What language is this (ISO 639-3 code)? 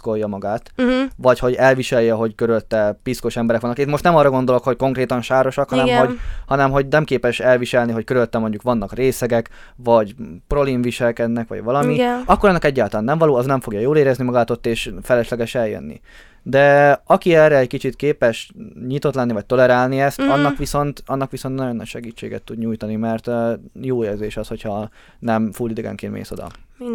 hun